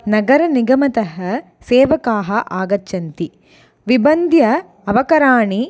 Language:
Sanskrit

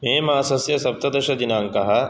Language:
Sanskrit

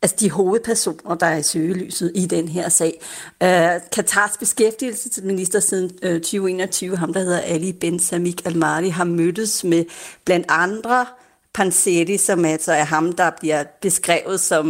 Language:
Danish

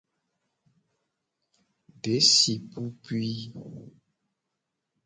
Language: Gen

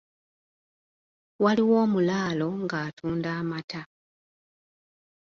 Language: Ganda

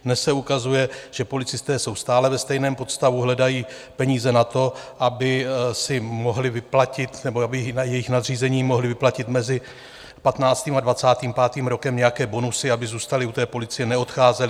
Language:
Czech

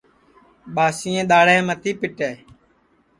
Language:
Sansi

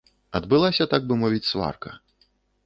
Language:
Belarusian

